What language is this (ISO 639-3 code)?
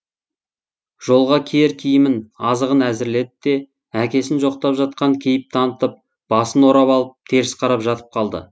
kaz